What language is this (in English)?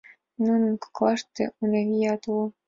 Mari